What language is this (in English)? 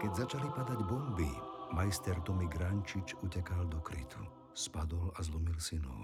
Slovak